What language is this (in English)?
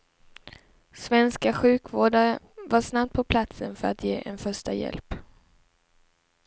Swedish